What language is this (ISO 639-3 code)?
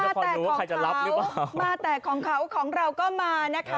tha